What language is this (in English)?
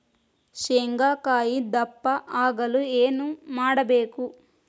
Kannada